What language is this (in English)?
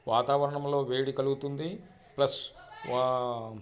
Telugu